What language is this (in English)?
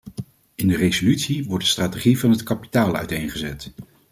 Dutch